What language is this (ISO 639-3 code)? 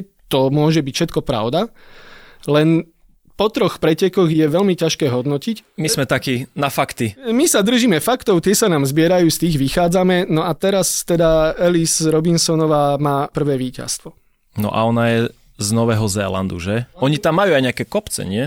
slk